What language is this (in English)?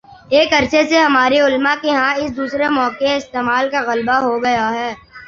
Urdu